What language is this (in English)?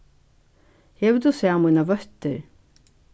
Faroese